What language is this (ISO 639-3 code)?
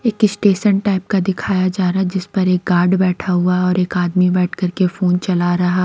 hin